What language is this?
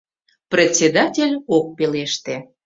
Mari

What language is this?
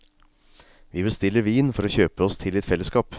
Norwegian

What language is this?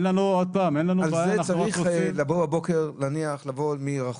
Hebrew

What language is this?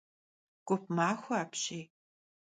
Kabardian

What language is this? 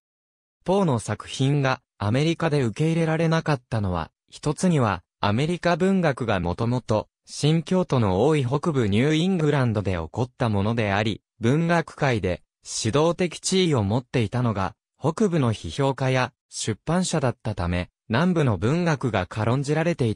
Japanese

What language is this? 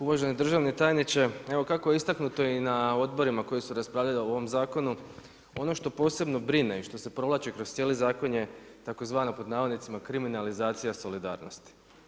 Croatian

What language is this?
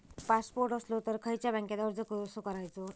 Marathi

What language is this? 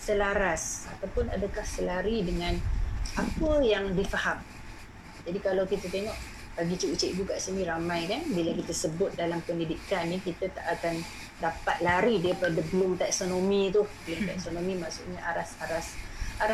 Malay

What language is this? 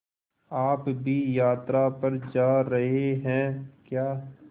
Hindi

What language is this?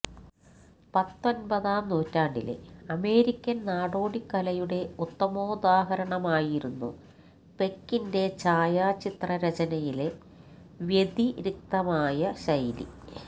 Malayalam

